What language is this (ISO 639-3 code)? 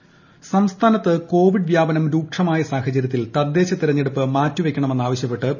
mal